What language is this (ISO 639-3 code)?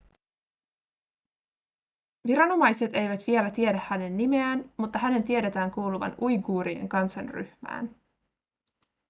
fin